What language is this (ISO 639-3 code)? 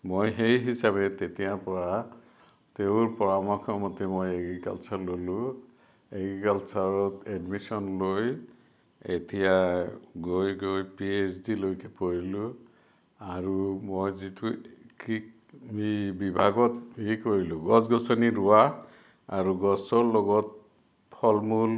asm